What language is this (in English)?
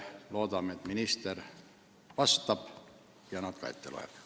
Estonian